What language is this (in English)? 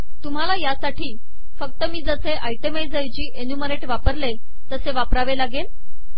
Marathi